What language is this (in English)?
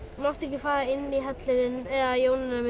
Icelandic